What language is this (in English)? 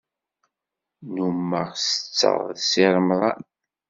Kabyle